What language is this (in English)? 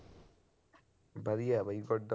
Punjabi